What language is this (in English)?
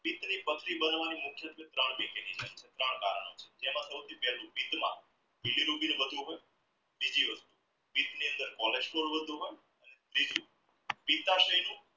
Gujarati